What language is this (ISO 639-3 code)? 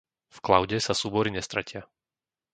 slk